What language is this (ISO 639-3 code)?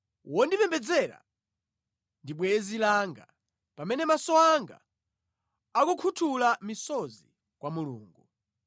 nya